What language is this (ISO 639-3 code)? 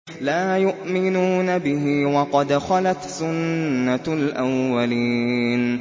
ara